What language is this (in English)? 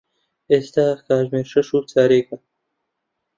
Central Kurdish